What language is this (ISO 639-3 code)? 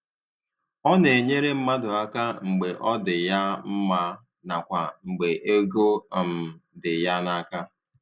ibo